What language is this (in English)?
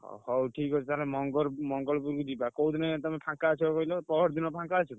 Odia